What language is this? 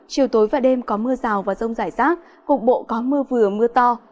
Vietnamese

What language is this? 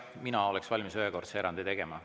Estonian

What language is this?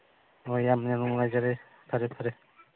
Manipuri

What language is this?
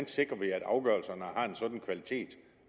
Danish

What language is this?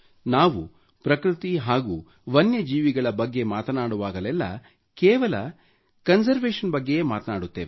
Kannada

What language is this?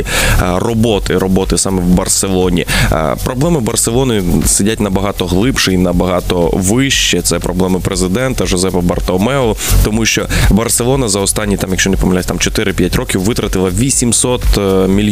Ukrainian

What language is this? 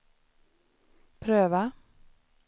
Swedish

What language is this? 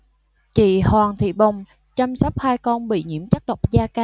Vietnamese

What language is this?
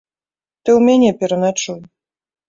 Belarusian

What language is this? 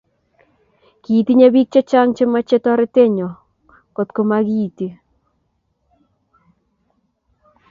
Kalenjin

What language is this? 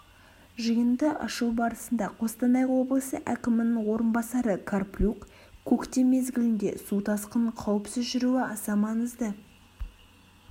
Kazakh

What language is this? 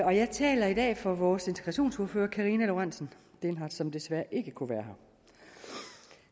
Danish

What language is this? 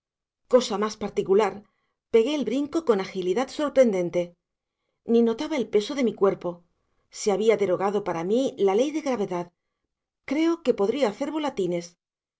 Spanish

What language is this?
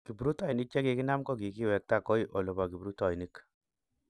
Kalenjin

